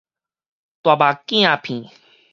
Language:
Min Nan Chinese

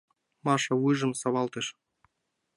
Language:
Mari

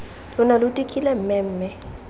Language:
Tswana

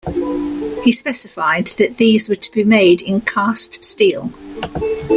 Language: English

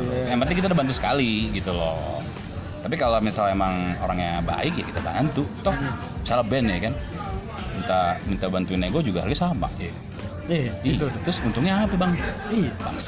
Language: Indonesian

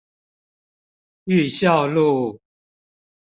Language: Chinese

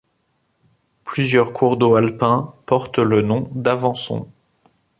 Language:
French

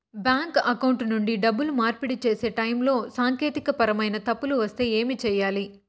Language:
Telugu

